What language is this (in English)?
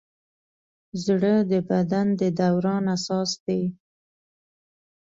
Pashto